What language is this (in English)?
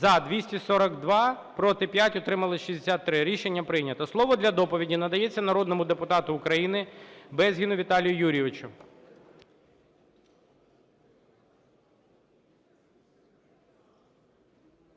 Ukrainian